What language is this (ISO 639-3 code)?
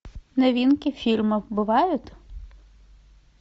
rus